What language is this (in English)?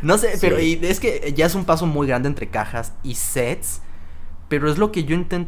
Spanish